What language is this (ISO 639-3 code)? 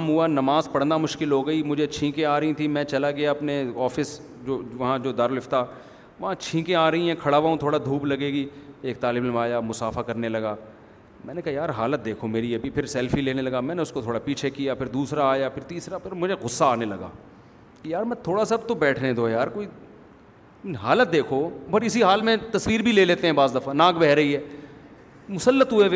urd